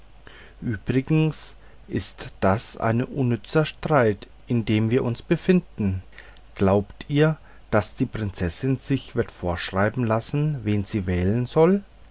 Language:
German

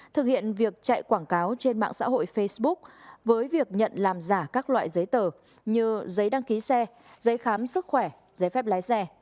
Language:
Vietnamese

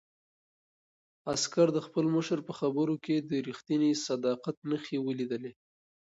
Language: Pashto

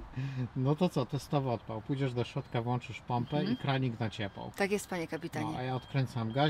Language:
Polish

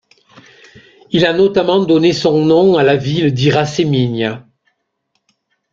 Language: French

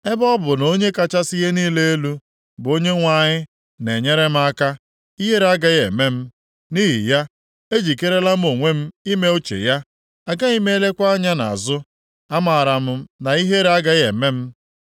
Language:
Igbo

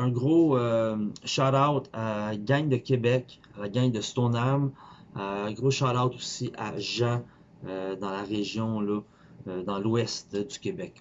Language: French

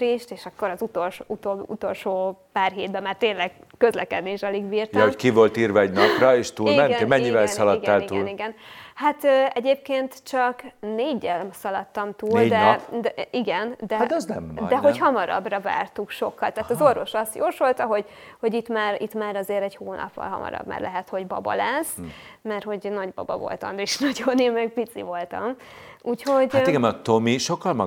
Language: Hungarian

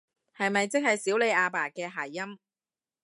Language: Cantonese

